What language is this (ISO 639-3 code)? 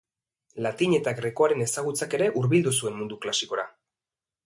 eus